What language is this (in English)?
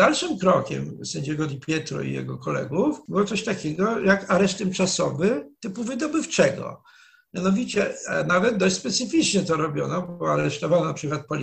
Polish